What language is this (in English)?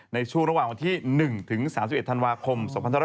Thai